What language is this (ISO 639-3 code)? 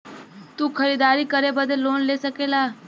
bho